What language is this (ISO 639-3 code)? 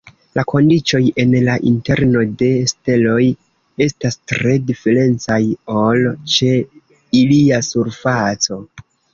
epo